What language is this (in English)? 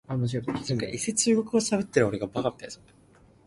Cantonese